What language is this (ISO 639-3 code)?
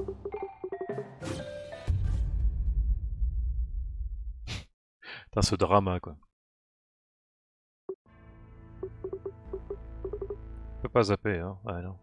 fra